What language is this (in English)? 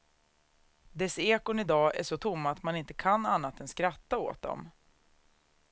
Swedish